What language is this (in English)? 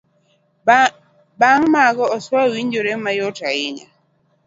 Luo (Kenya and Tanzania)